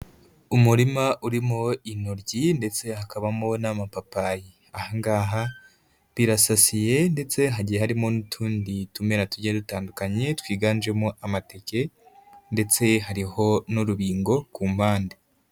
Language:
Kinyarwanda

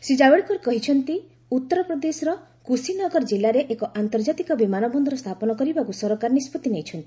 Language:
Odia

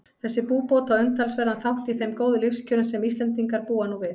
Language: Icelandic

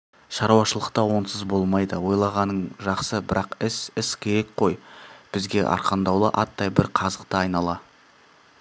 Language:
Kazakh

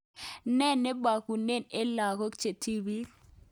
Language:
Kalenjin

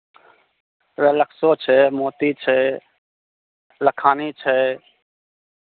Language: Maithili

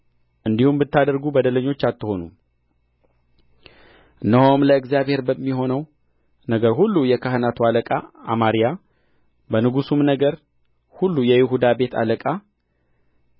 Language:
Amharic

